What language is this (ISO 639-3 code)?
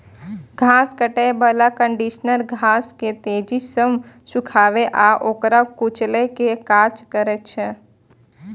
mai